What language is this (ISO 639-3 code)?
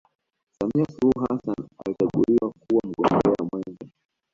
swa